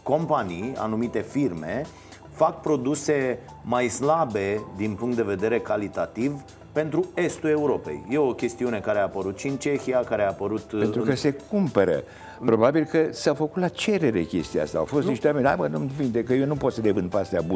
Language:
Romanian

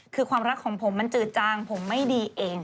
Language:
Thai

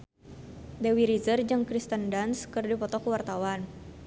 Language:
Sundanese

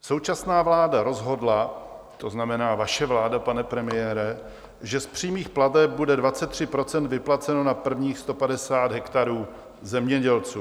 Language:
Czech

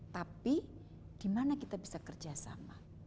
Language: Indonesian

